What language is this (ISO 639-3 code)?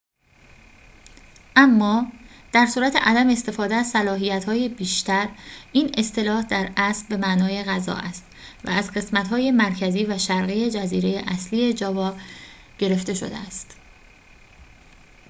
fas